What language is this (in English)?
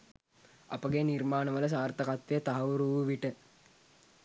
Sinhala